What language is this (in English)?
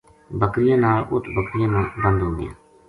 Gujari